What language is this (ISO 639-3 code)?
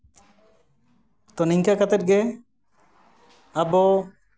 sat